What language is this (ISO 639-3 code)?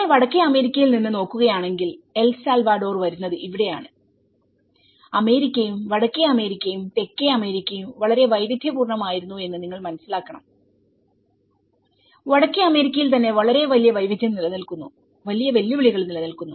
mal